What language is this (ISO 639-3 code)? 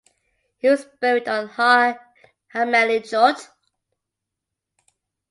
eng